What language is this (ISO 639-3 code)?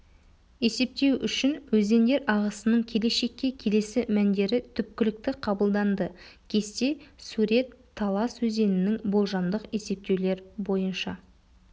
kaz